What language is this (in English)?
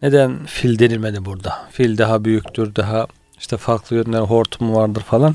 Turkish